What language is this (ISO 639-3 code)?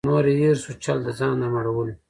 pus